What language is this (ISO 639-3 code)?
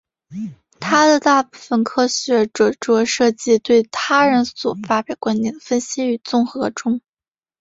zho